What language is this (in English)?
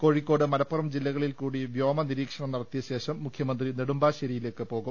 Malayalam